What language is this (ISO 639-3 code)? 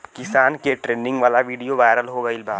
bho